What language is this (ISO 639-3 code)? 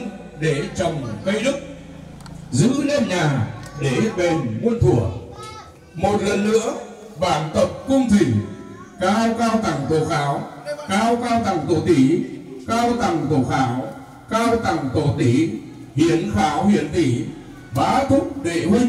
vie